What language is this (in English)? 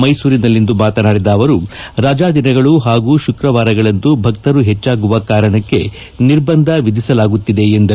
Kannada